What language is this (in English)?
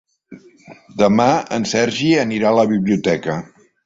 Catalan